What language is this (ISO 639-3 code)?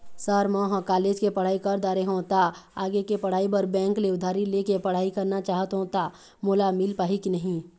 hne